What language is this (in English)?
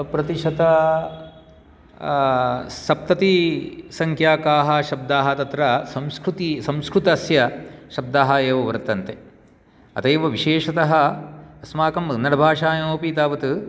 Sanskrit